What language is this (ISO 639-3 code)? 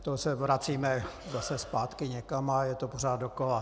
ces